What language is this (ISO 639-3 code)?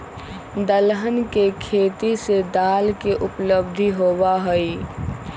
mag